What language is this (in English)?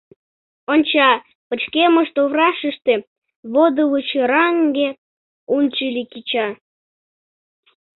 Mari